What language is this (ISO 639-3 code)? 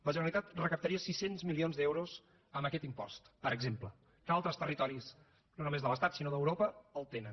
cat